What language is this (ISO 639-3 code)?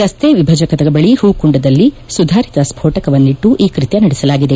kan